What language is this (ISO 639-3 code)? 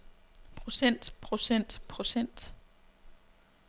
dan